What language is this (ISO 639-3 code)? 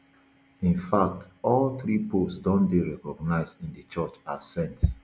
pcm